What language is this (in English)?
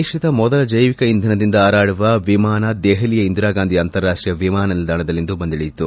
Kannada